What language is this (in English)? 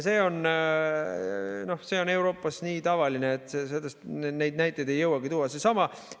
Estonian